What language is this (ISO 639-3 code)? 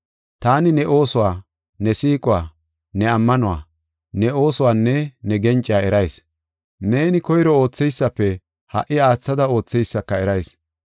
gof